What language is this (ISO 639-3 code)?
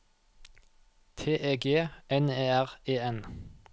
nor